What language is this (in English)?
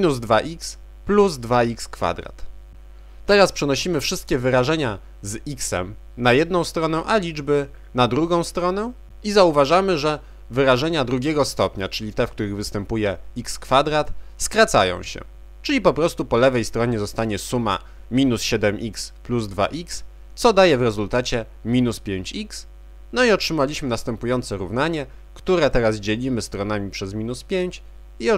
Polish